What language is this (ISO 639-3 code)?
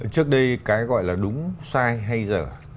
vie